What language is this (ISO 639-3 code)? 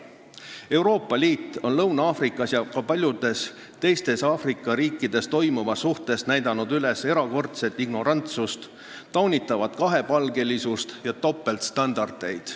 est